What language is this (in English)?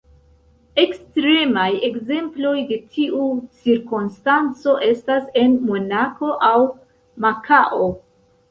Esperanto